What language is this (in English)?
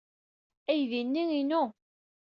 Kabyle